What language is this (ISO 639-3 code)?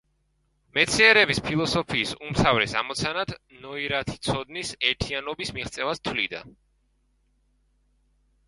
kat